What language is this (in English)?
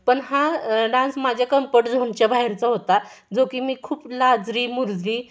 Marathi